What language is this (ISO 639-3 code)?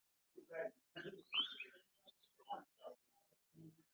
lug